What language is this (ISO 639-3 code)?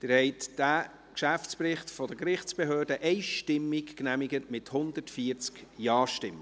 gsw